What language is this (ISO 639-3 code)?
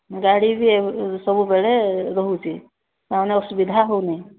ori